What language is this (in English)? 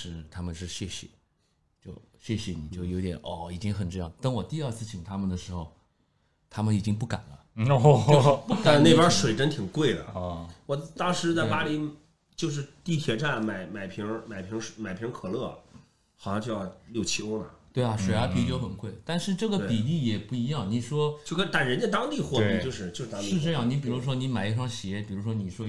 Chinese